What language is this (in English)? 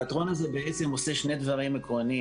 Hebrew